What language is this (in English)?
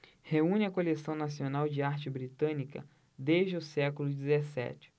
Portuguese